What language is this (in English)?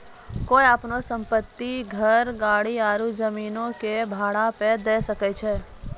Maithili